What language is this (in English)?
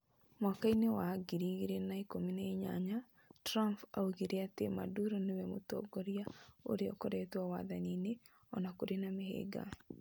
Kikuyu